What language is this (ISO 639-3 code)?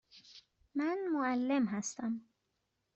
fas